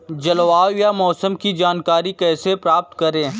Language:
Hindi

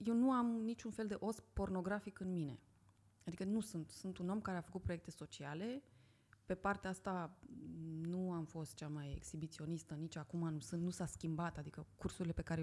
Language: Romanian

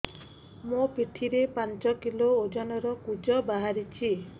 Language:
Odia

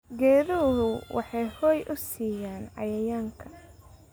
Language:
Somali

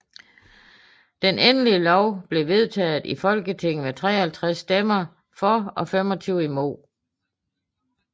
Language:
Danish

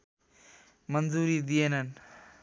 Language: Nepali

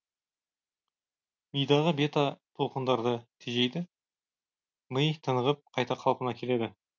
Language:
Kazakh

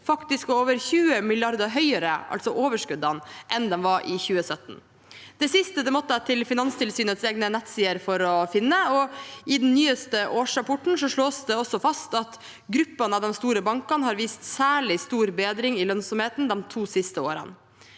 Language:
Norwegian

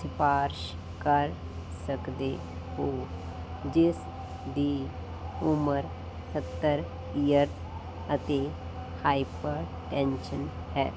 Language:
Punjabi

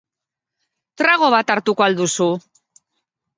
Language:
Basque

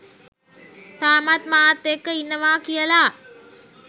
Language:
Sinhala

